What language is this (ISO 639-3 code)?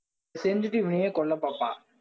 tam